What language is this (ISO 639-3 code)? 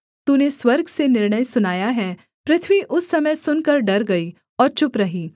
hin